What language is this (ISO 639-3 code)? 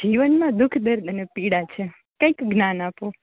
guj